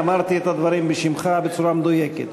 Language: Hebrew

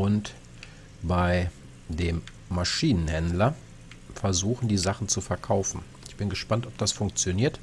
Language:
German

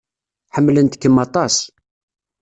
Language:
Kabyle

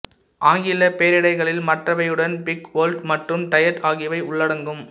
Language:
Tamil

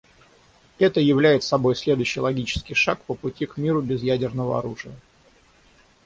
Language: Russian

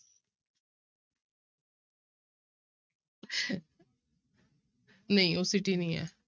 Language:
Punjabi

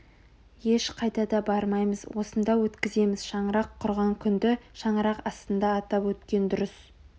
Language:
Kazakh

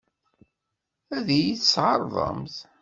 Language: Kabyle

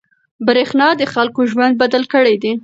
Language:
Pashto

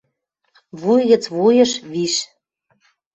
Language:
Western Mari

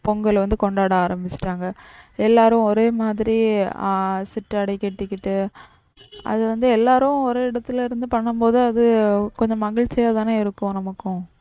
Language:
Tamil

